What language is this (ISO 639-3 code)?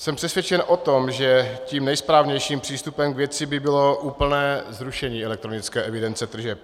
ces